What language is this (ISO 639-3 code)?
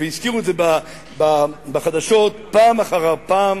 heb